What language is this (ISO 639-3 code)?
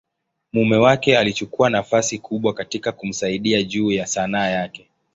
swa